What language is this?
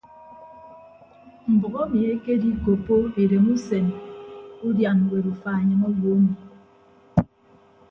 Ibibio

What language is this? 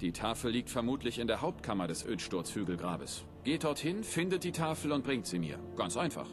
German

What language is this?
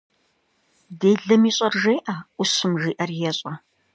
Kabardian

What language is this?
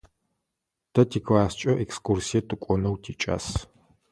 Adyghe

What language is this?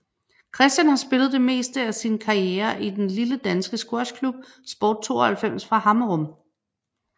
Danish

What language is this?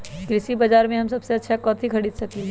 Magahi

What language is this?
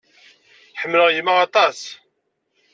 Kabyle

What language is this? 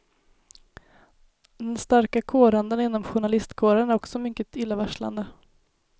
Swedish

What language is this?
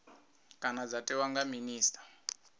Venda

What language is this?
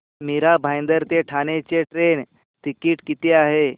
Marathi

